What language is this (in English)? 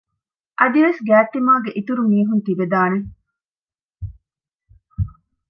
Divehi